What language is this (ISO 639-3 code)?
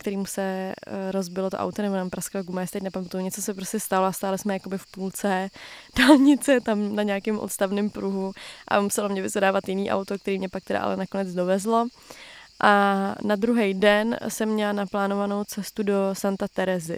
ces